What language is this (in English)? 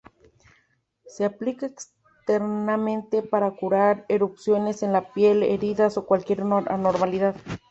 Spanish